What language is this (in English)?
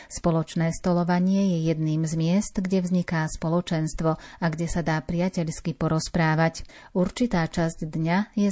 Slovak